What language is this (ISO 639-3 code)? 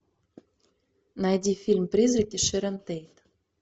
rus